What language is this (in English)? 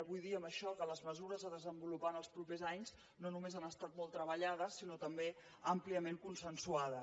Catalan